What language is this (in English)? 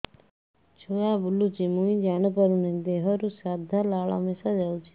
Odia